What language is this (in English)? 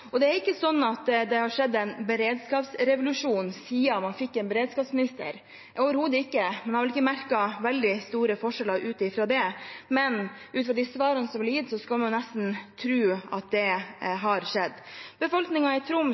Norwegian Bokmål